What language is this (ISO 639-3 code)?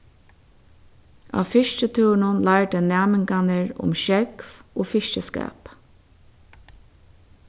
fao